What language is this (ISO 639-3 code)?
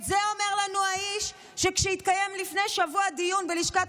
heb